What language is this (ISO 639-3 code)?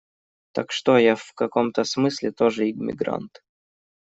rus